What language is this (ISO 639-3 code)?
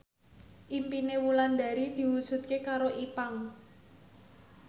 jav